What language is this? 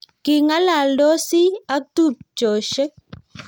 Kalenjin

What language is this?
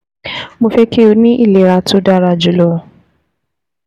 Yoruba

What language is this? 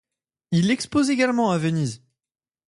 French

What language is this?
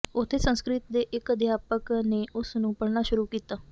Punjabi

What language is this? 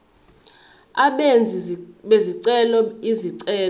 Zulu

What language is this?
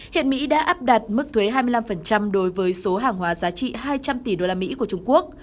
Vietnamese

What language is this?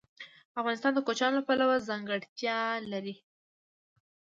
Pashto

